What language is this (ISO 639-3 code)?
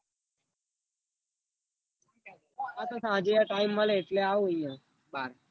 guj